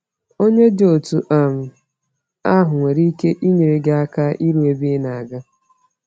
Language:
Igbo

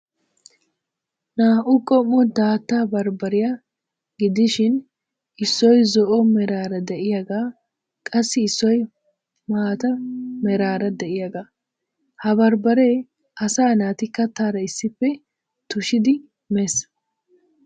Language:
Wolaytta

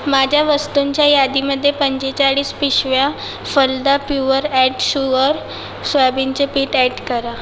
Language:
Marathi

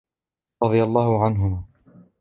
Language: Arabic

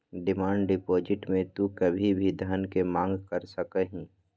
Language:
Magahi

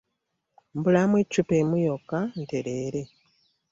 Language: Ganda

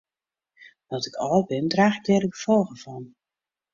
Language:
Western Frisian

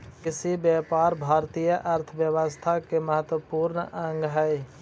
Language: Magahi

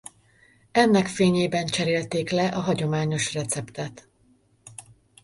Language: Hungarian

